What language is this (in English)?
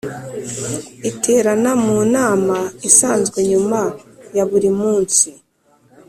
Kinyarwanda